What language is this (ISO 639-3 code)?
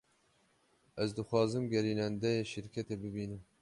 kur